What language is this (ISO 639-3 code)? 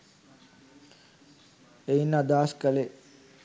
sin